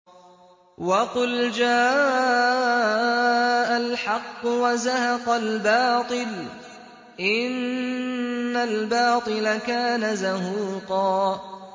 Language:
Arabic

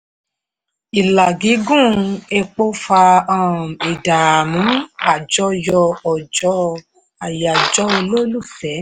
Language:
Yoruba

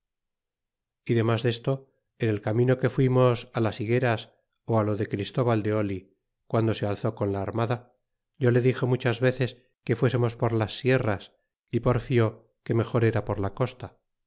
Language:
Spanish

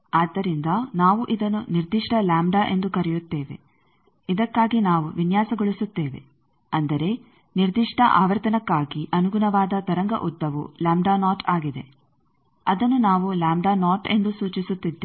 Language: Kannada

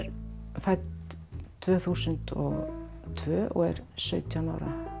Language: Icelandic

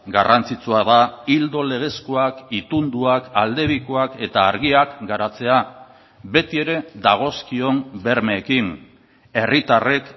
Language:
Basque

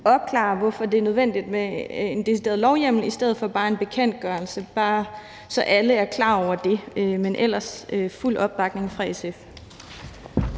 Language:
Danish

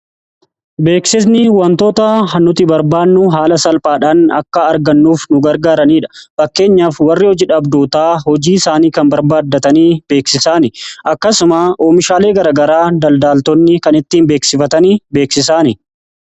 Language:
Oromo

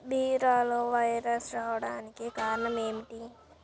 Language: Telugu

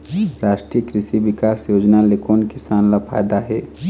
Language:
Chhattisgarhi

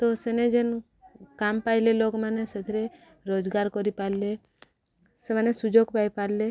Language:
Odia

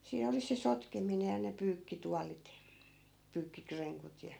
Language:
Finnish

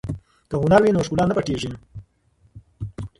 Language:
Pashto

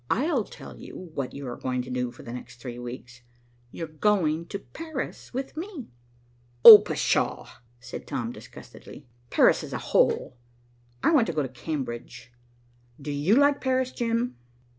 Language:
English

